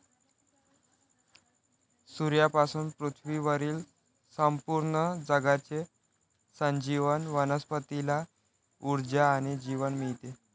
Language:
Marathi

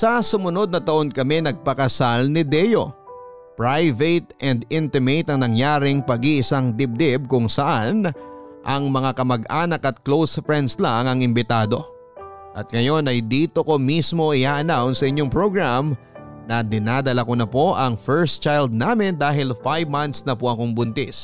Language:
Filipino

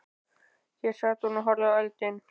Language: Icelandic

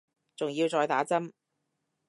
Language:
Cantonese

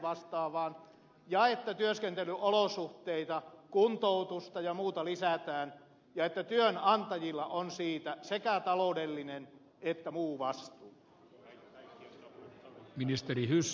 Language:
Finnish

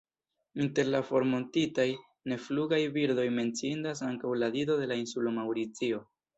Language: Esperanto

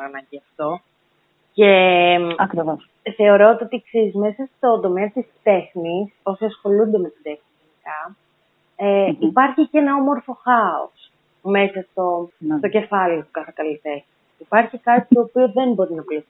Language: Greek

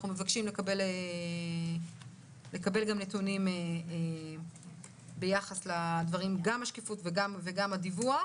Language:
Hebrew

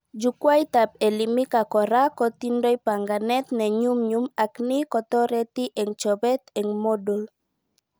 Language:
Kalenjin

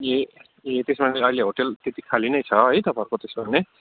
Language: Nepali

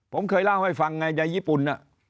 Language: Thai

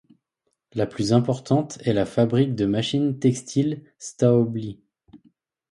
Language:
French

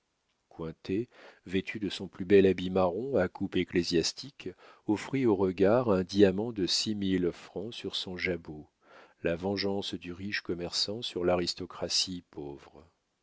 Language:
French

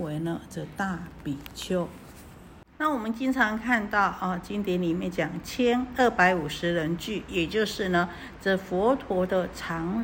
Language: Chinese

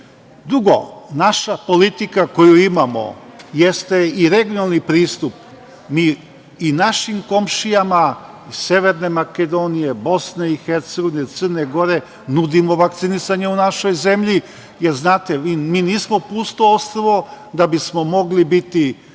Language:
Serbian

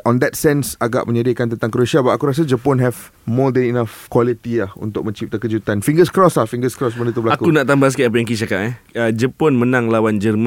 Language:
Malay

